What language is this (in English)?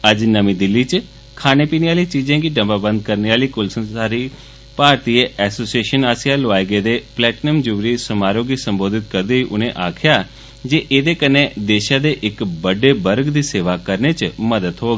Dogri